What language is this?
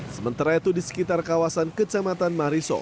Indonesian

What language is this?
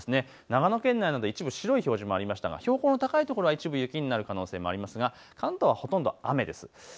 Japanese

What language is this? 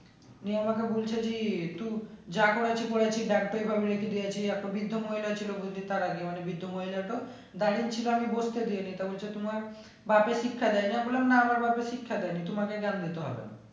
Bangla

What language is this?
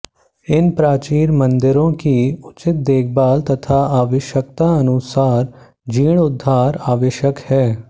Hindi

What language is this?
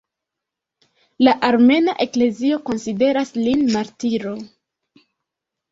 Esperanto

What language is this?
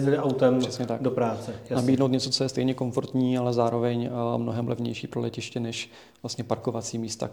Czech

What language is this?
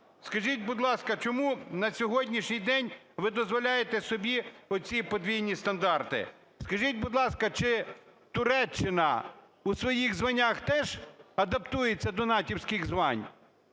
Ukrainian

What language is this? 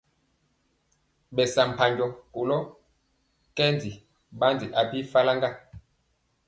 Mpiemo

